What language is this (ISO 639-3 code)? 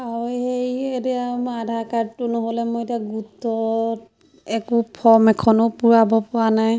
asm